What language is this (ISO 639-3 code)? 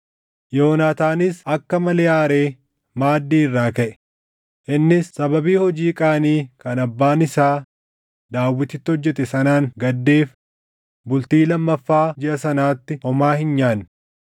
orm